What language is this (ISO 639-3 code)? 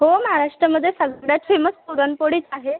mar